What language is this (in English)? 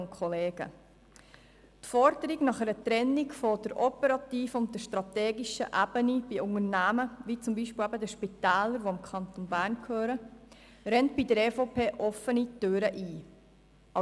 Swiss German